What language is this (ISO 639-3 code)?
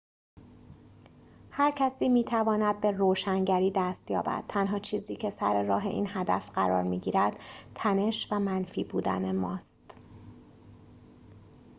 fas